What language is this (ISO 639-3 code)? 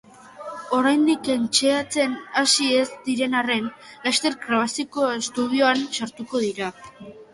eus